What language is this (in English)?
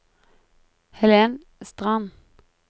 Norwegian